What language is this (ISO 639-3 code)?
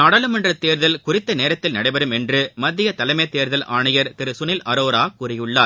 tam